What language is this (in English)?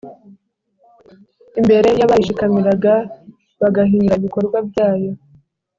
Kinyarwanda